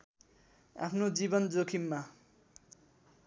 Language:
Nepali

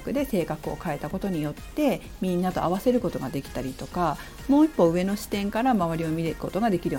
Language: Japanese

